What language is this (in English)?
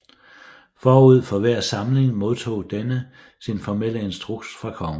Danish